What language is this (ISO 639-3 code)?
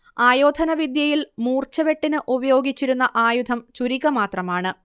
mal